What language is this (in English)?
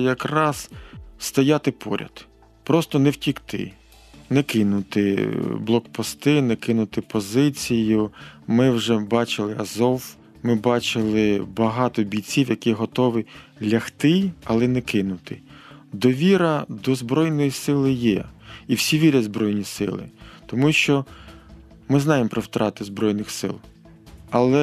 Ukrainian